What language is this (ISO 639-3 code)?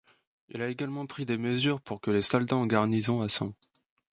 fra